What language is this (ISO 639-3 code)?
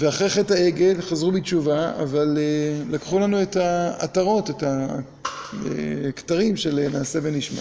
heb